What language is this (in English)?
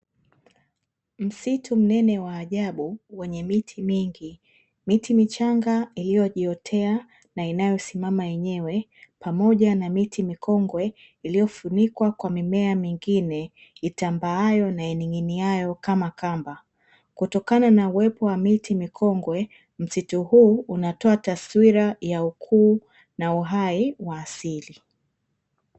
Swahili